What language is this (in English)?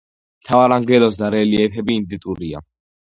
Georgian